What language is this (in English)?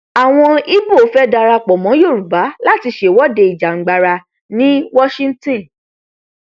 Yoruba